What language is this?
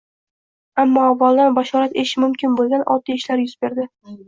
Uzbek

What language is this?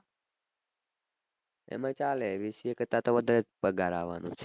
Gujarati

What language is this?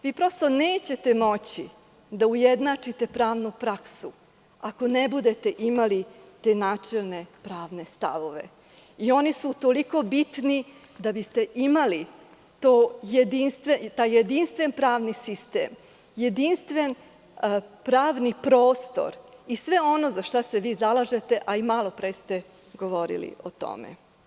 Serbian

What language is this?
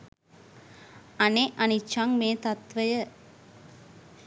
Sinhala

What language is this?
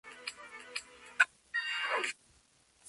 Spanish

